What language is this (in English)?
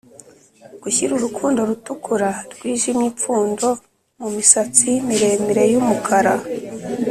Kinyarwanda